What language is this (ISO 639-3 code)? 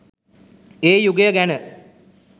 sin